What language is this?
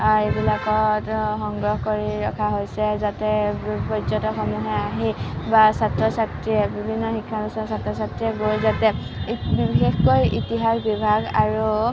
Assamese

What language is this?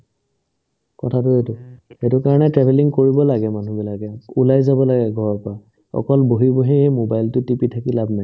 Assamese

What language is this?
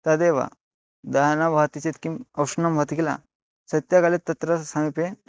Sanskrit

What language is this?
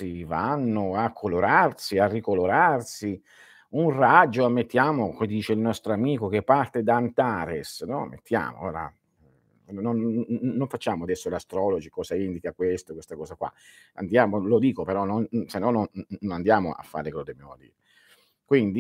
Italian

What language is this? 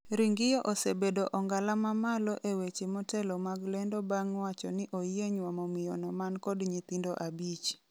Luo (Kenya and Tanzania)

